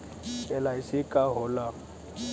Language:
Bhojpuri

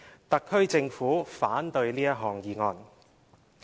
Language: Cantonese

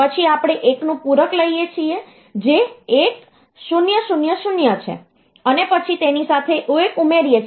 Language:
Gujarati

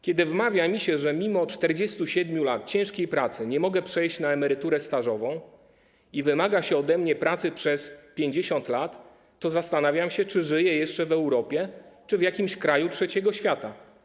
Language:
Polish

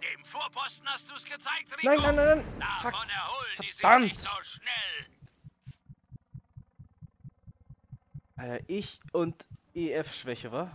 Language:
German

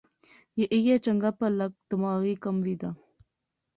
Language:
Pahari-Potwari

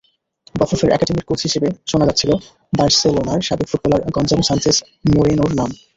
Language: Bangla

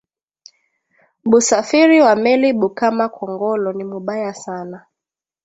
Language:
Swahili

